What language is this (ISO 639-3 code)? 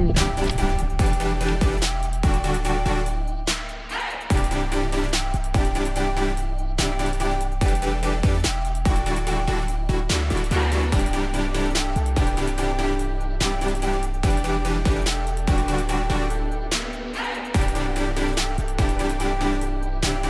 kor